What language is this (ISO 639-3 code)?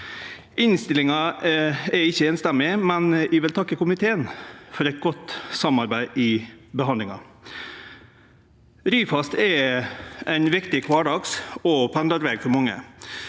nor